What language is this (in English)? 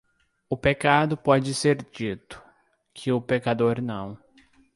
Portuguese